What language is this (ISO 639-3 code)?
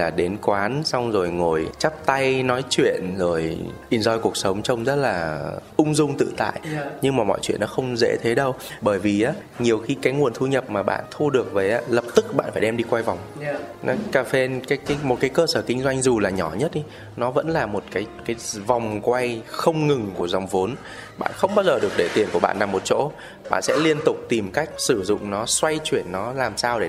vie